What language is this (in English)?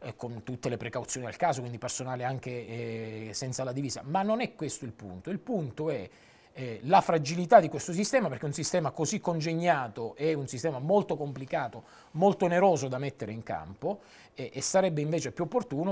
Italian